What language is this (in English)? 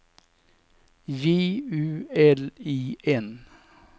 Swedish